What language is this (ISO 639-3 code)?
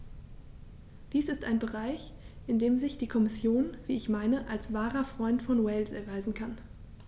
deu